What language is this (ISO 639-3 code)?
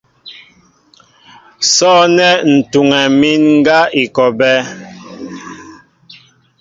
mbo